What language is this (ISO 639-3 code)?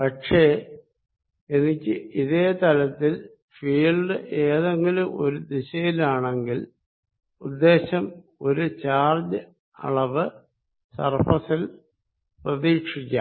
mal